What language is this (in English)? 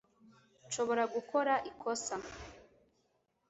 Kinyarwanda